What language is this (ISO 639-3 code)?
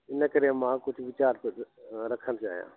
snd